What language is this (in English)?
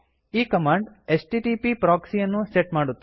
Kannada